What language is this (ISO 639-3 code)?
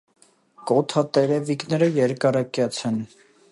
hye